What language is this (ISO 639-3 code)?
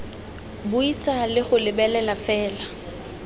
tsn